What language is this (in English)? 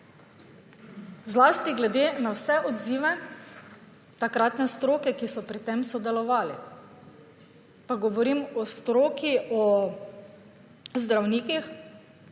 Slovenian